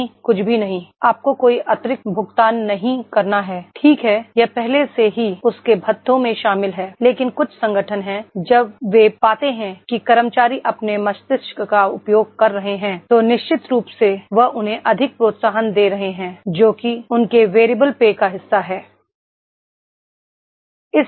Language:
Hindi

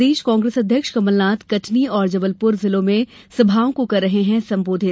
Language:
Hindi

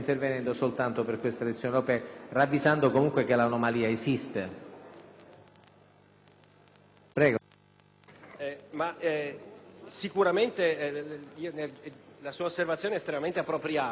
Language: Italian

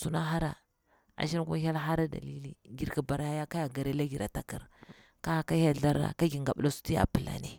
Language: Bura-Pabir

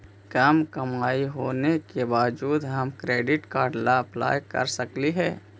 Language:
Magahi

